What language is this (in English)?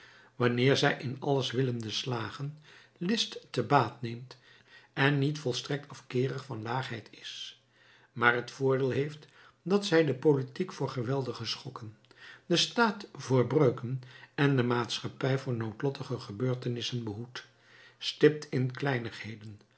Dutch